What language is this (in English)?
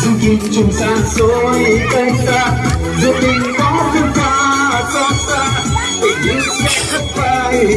Vietnamese